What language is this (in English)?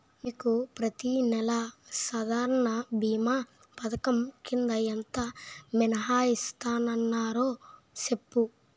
Telugu